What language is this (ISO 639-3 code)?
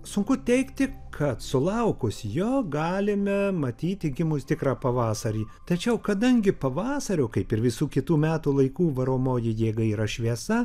lit